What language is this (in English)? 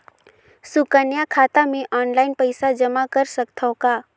Chhattisgarhi